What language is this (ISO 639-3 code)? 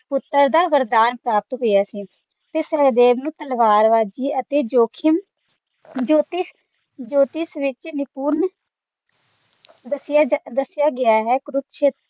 pan